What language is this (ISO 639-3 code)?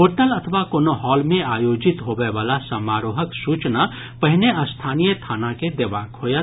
mai